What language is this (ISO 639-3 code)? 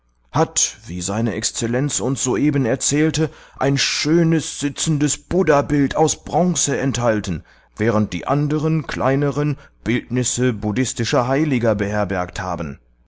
deu